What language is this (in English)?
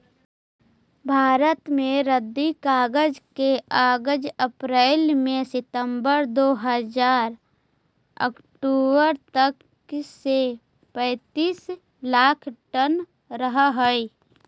Magahi